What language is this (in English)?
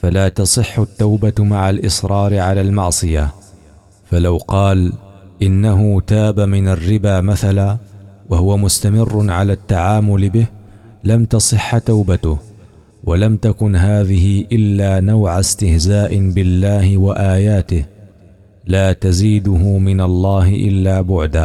Arabic